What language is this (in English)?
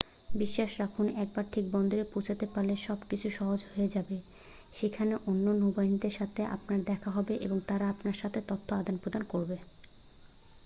Bangla